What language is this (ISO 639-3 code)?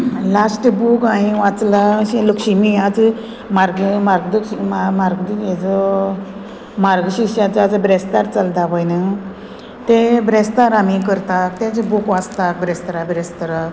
kok